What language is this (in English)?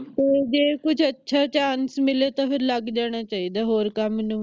Punjabi